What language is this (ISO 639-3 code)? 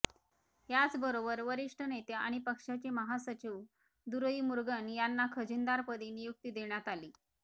mar